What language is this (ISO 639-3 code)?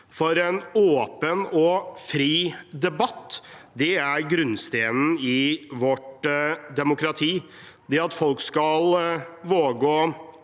nor